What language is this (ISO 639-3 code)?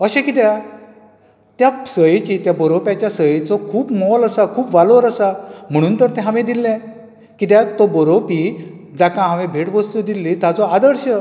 kok